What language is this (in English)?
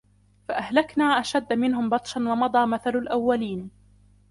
Arabic